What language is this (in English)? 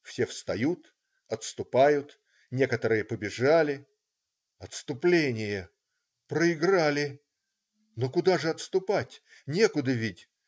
Russian